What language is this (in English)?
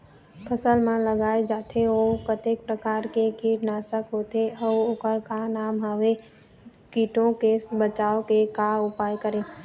Chhattisgarhi